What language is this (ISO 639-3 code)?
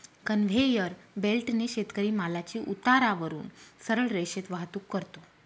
mar